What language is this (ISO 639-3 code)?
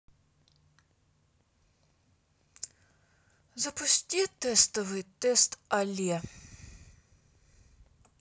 rus